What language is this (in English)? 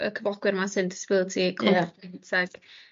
Welsh